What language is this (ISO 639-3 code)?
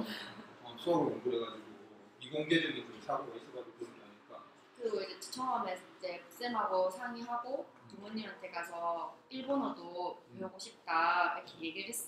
kor